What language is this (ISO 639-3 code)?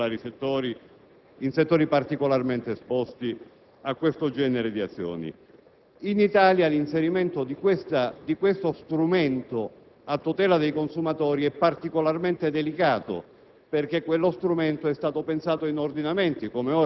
ita